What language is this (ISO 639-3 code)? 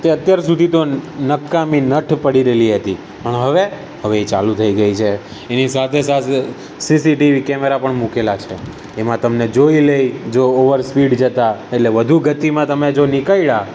guj